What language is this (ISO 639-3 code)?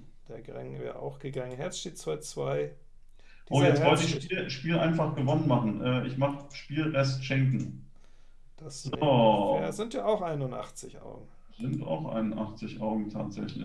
deu